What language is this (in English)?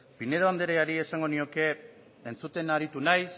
Basque